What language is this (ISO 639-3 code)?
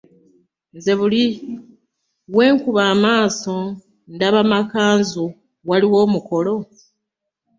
lug